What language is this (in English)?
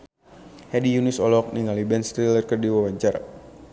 Sundanese